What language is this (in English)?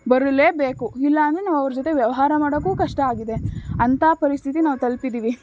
Kannada